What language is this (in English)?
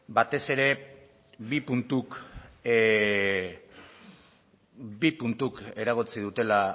Basque